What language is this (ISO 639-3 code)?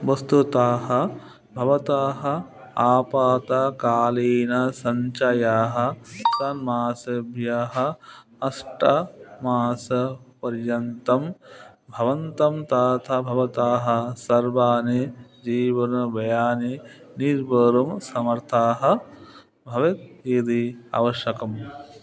san